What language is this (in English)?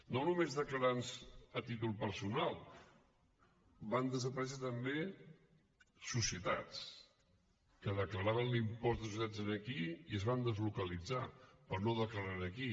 Catalan